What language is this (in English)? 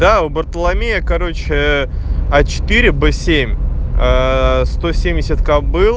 Russian